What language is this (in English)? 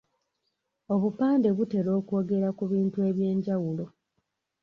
Ganda